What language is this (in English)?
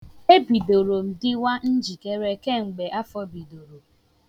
Igbo